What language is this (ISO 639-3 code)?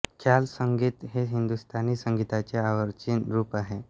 mar